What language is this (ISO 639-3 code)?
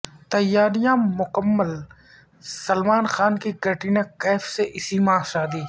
urd